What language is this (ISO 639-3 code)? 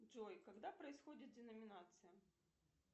rus